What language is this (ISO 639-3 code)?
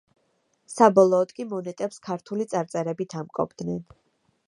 kat